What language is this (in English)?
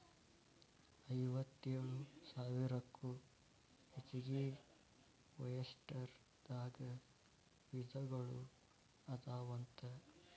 Kannada